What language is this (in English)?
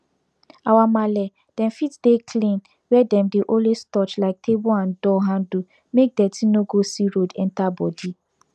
Nigerian Pidgin